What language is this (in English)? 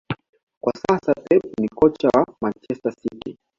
Swahili